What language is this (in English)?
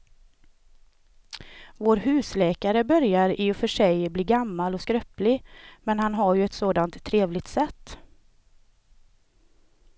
Swedish